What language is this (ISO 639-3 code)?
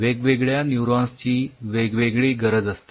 mar